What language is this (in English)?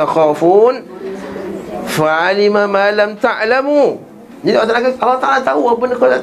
Malay